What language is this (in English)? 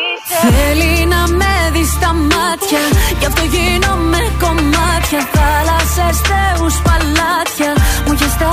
Greek